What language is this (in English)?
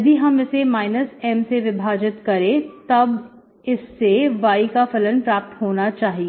Hindi